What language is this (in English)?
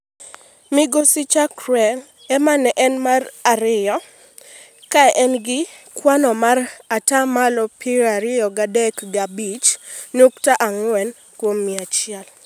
Luo (Kenya and Tanzania)